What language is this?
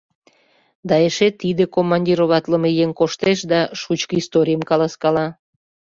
Mari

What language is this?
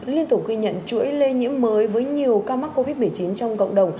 Vietnamese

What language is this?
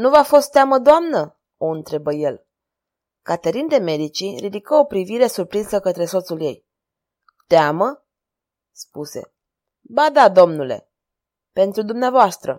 Romanian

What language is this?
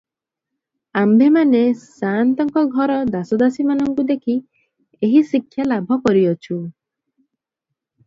Odia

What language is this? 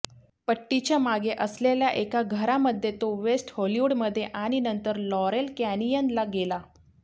Marathi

